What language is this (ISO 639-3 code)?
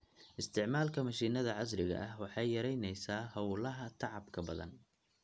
som